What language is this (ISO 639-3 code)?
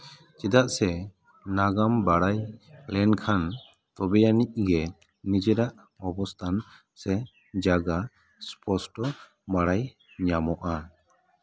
sat